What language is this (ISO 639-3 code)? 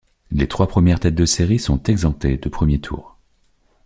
fra